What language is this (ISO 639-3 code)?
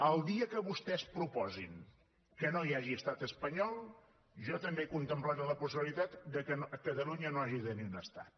cat